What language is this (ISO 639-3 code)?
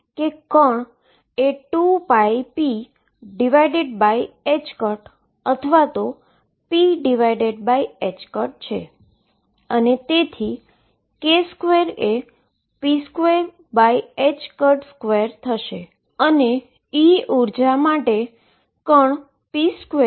guj